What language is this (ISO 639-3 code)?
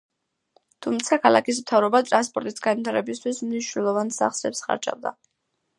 kat